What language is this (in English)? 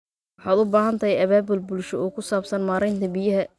Somali